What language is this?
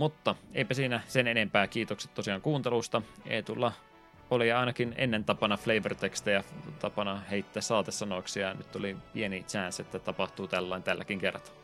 Finnish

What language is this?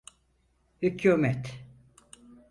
Turkish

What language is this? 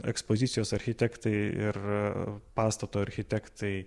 Lithuanian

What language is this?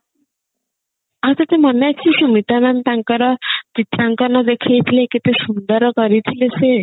Odia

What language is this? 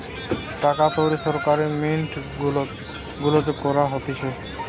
Bangla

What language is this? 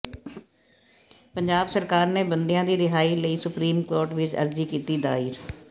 Punjabi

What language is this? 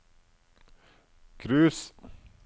Norwegian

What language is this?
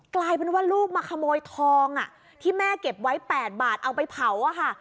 Thai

